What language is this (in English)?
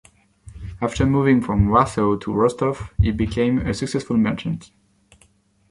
English